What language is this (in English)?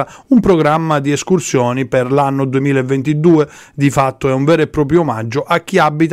Italian